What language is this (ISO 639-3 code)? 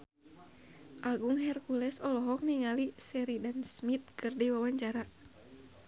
sun